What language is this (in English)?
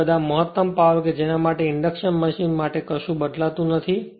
Gujarati